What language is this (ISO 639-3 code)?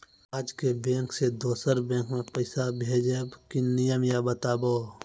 mai